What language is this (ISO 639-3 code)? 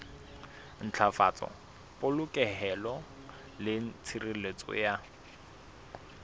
sot